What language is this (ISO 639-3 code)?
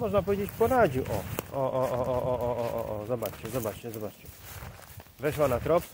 pol